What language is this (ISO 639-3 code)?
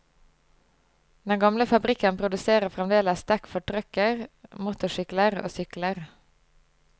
nor